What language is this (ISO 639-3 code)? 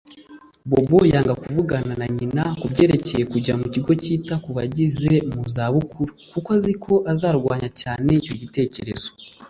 kin